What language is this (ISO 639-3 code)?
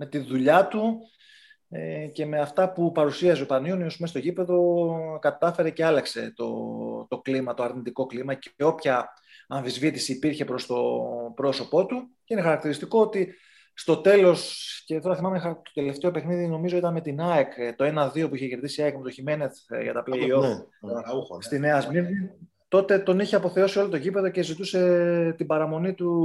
ell